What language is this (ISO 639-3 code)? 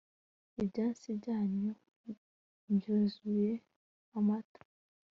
kin